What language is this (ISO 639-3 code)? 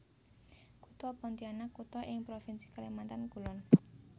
jav